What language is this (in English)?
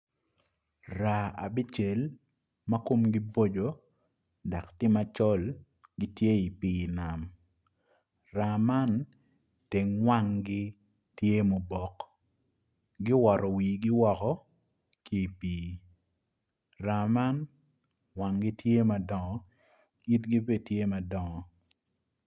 Acoli